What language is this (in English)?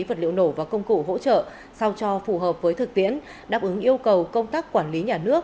Vietnamese